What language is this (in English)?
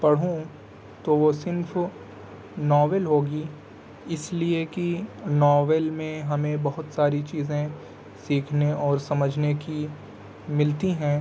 Urdu